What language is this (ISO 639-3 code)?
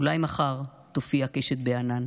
heb